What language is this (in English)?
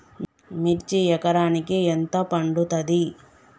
Telugu